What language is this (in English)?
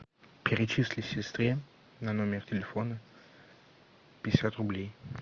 Russian